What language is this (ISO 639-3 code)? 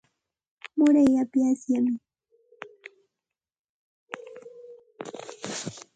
qxt